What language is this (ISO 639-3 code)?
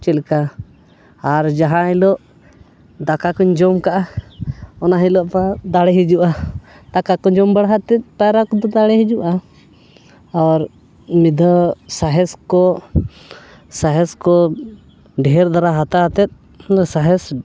sat